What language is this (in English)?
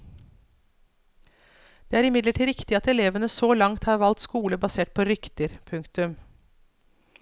Norwegian